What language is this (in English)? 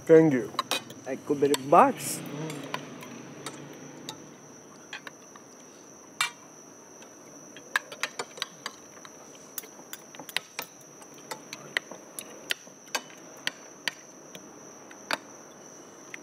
Persian